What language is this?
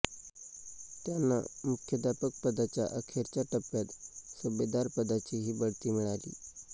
Marathi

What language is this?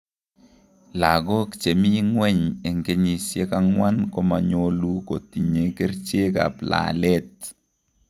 Kalenjin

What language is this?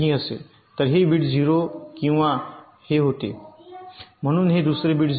Marathi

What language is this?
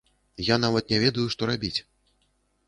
Belarusian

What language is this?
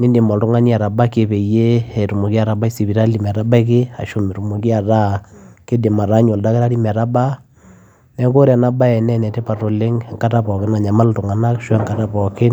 Masai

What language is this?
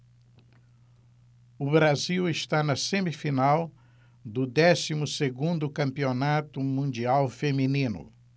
Portuguese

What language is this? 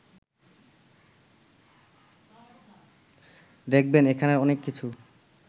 Bangla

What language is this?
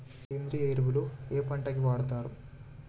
Telugu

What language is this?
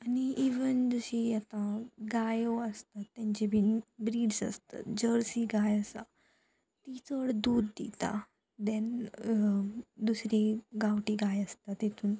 Konkani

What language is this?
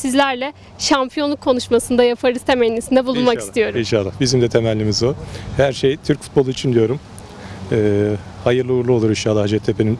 Turkish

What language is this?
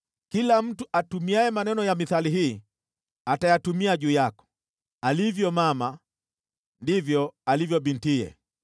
Swahili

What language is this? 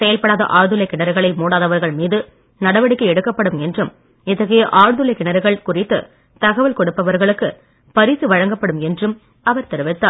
Tamil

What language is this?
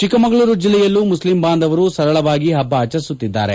Kannada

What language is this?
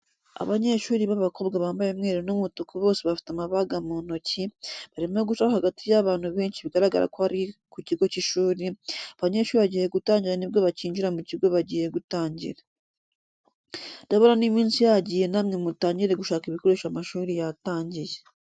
Kinyarwanda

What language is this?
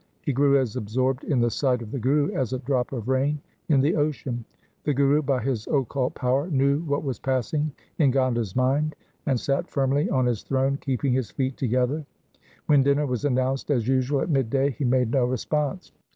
English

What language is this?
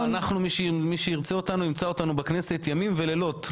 Hebrew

